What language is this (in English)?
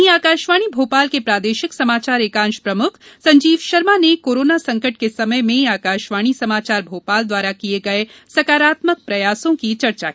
Hindi